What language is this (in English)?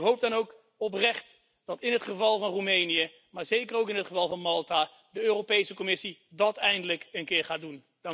Dutch